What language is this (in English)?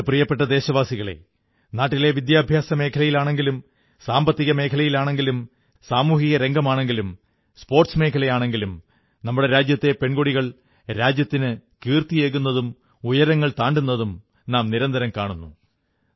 Malayalam